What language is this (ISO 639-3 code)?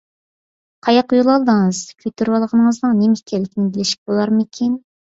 uig